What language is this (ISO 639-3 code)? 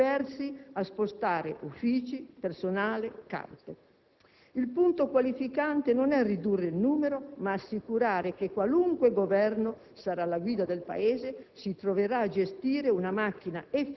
ita